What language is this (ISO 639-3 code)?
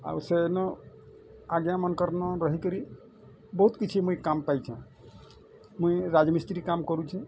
ori